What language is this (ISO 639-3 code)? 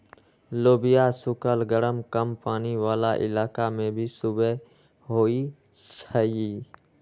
mag